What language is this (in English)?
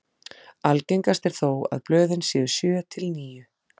Icelandic